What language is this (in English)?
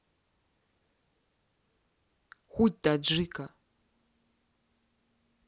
Russian